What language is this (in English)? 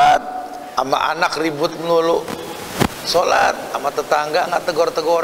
Indonesian